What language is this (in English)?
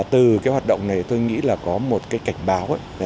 Vietnamese